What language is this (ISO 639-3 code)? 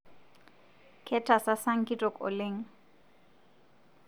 mas